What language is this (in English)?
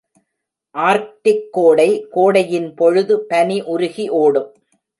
Tamil